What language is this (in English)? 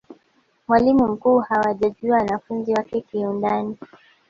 Swahili